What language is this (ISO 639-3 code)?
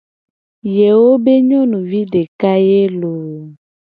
gej